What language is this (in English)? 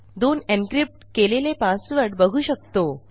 Marathi